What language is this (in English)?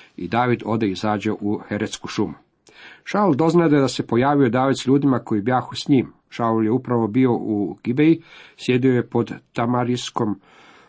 Croatian